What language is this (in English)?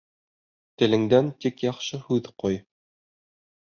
Bashkir